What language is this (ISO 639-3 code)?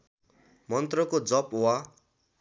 nep